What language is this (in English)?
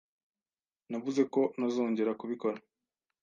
Kinyarwanda